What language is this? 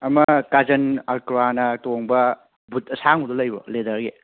Manipuri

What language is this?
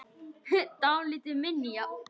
Icelandic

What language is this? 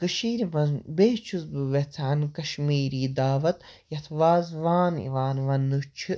Kashmiri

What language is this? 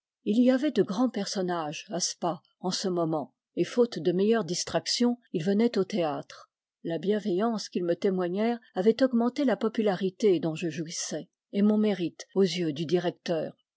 French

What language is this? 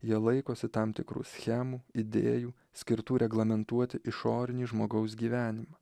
Lithuanian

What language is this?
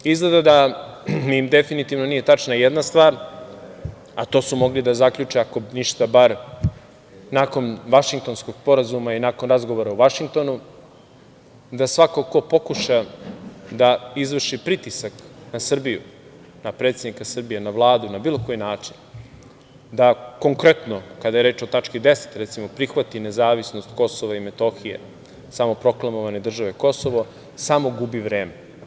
Serbian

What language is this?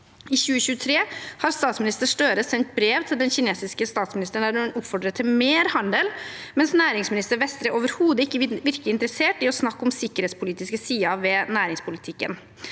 Norwegian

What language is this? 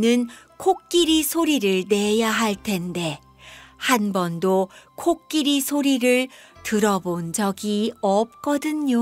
Korean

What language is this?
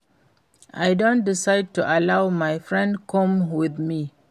Nigerian Pidgin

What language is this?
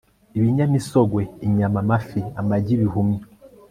Kinyarwanda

